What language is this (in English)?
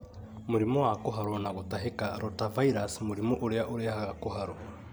Kikuyu